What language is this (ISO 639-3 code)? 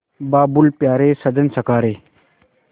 hin